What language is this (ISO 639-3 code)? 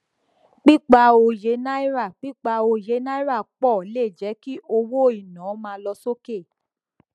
yor